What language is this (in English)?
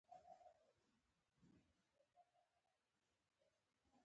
Pashto